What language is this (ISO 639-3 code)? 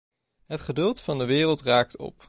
nld